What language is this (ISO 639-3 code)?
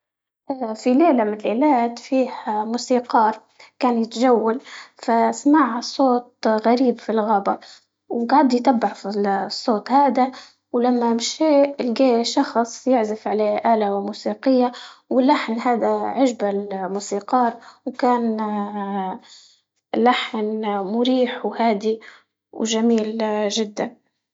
ayl